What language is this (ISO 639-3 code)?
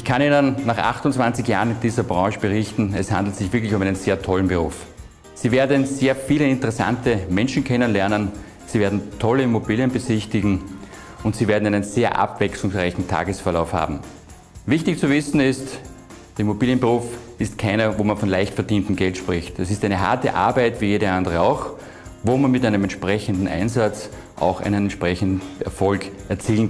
deu